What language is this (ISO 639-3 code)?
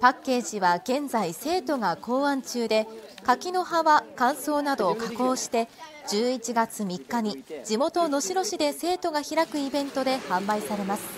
jpn